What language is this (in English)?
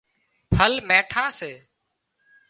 Wadiyara Koli